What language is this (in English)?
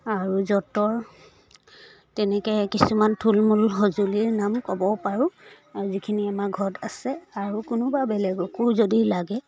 Assamese